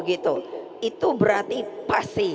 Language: Indonesian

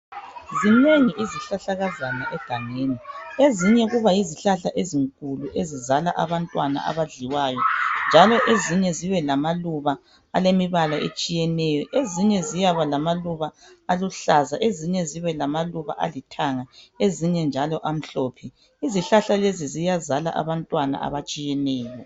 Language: North Ndebele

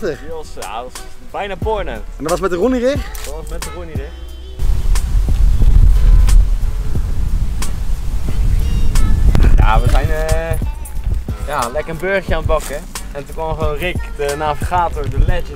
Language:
Dutch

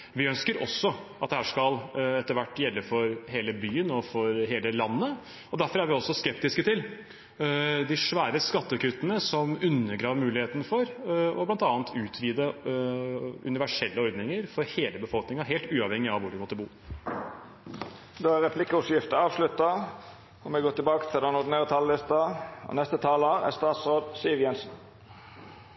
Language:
Norwegian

